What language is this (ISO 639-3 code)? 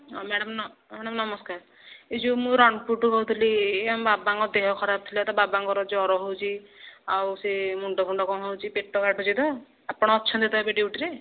ori